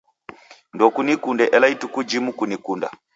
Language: Taita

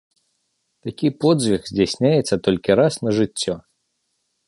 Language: Belarusian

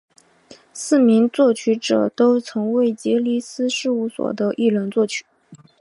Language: Chinese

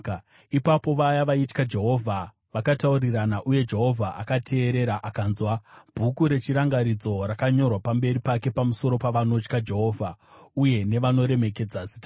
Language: Shona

